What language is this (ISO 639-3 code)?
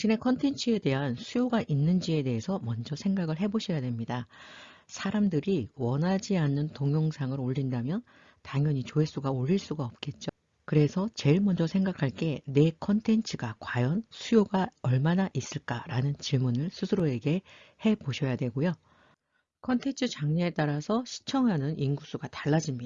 kor